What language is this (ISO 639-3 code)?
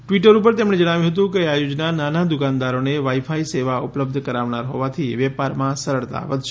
guj